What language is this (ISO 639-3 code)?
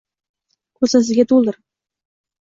uzb